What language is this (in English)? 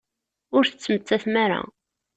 Kabyle